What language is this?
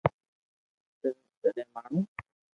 Loarki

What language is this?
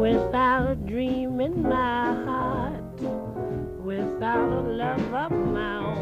Persian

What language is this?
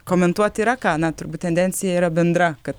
Lithuanian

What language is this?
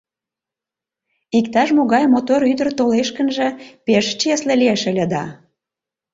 Mari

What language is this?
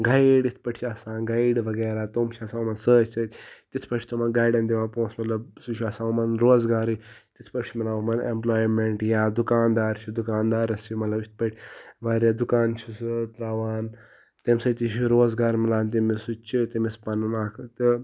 Kashmiri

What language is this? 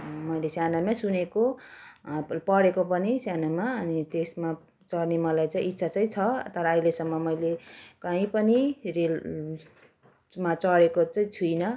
Nepali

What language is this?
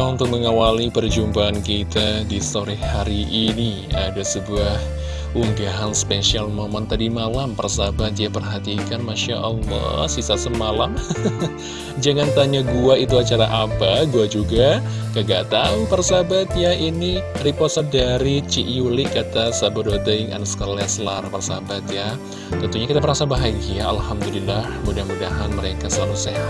Indonesian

